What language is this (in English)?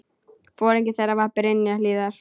Icelandic